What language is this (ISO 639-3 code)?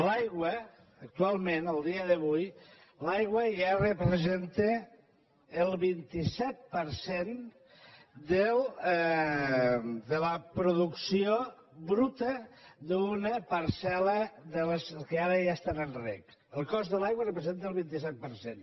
cat